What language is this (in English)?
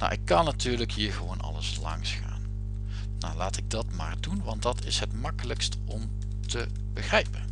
Dutch